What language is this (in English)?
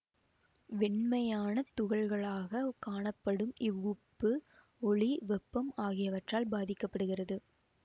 Tamil